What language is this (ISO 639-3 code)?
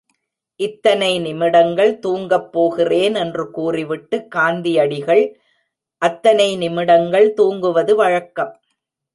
tam